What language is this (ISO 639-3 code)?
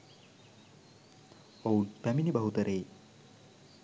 sin